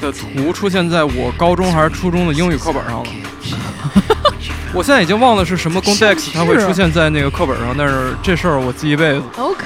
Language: Chinese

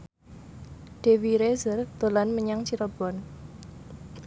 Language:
Javanese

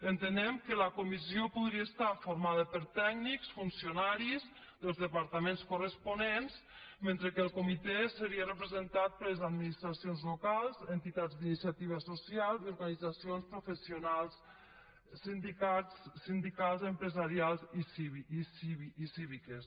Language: Catalan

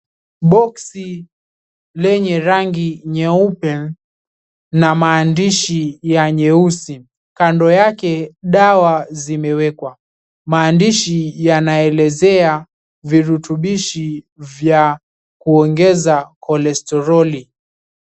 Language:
Swahili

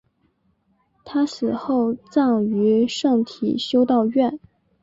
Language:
Chinese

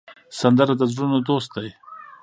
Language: Pashto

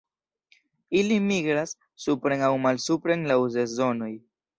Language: Esperanto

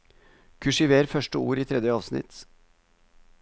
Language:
Norwegian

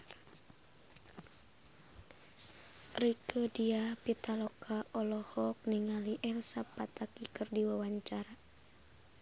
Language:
Sundanese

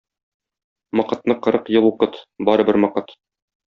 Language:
Tatar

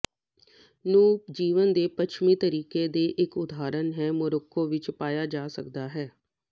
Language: Punjabi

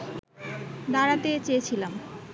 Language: Bangla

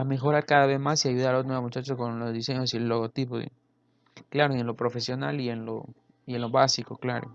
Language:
Spanish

